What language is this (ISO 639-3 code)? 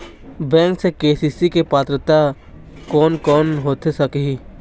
hne